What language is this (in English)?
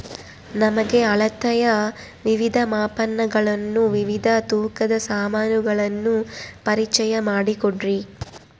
Kannada